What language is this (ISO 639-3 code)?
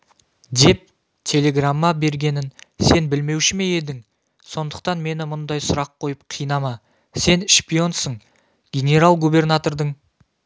kaz